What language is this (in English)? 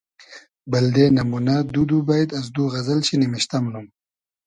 Hazaragi